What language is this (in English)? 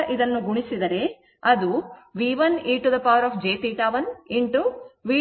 Kannada